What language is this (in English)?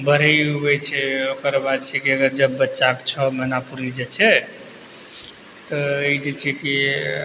Maithili